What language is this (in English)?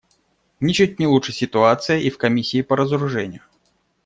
Russian